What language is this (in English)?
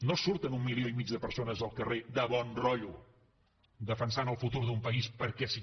Catalan